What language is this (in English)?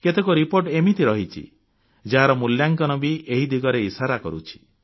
Odia